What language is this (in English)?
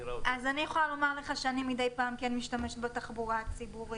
Hebrew